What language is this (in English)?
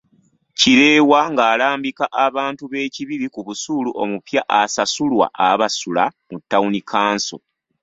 Ganda